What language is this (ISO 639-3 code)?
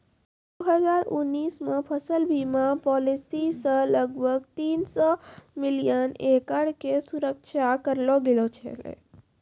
mai